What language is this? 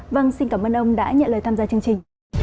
Vietnamese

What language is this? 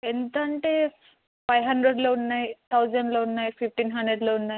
Telugu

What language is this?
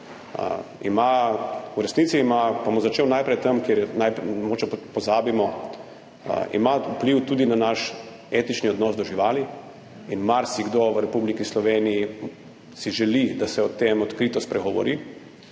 Slovenian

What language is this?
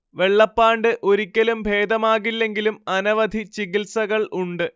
Malayalam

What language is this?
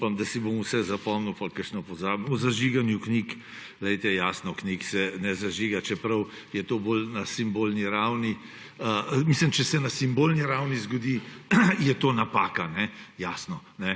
Slovenian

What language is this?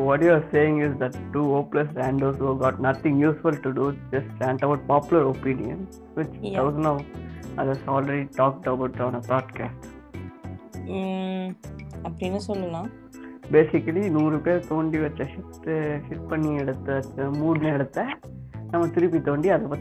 Tamil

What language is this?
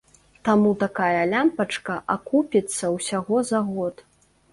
Belarusian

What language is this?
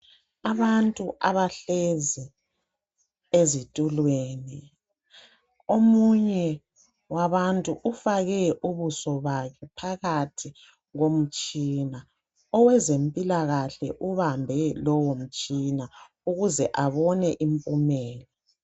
North Ndebele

